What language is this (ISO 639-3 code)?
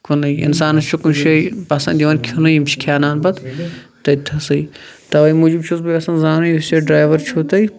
kas